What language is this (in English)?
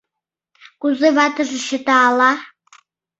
Mari